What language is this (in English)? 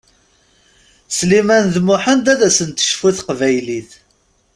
Kabyle